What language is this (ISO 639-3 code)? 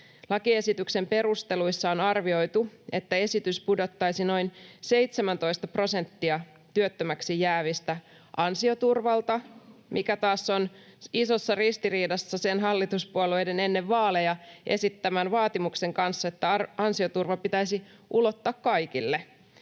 fin